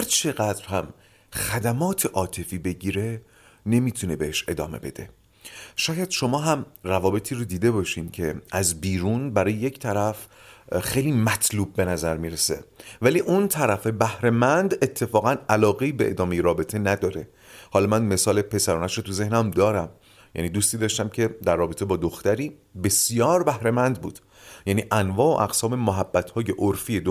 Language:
Persian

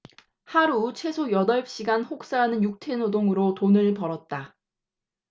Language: Korean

